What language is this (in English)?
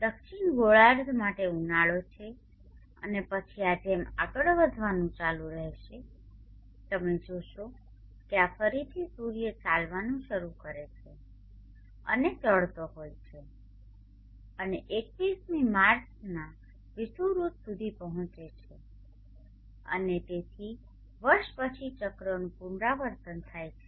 Gujarati